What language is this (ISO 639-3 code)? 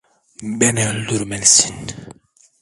tur